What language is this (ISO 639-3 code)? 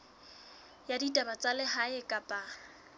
sot